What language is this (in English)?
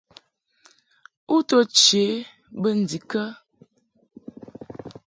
Mungaka